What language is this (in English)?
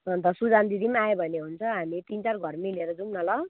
Nepali